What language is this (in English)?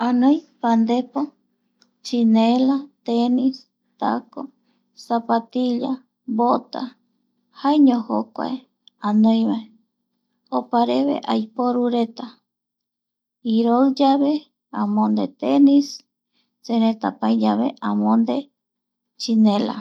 Eastern Bolivian Guaraní